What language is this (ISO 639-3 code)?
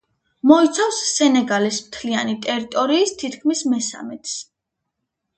kat